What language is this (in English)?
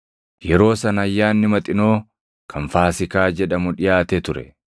Oromo